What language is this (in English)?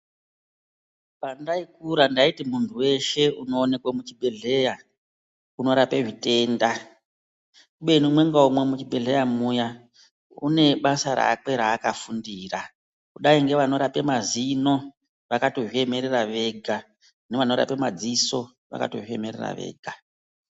Ndau